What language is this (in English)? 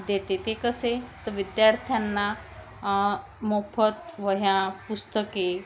Marathi